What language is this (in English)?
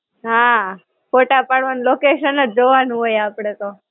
Gujarati